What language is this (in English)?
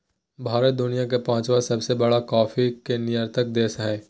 Magahi